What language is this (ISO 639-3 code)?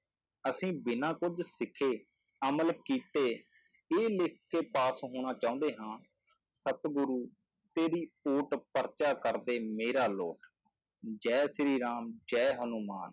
pan